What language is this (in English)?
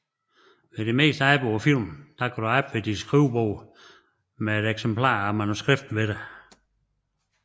Danish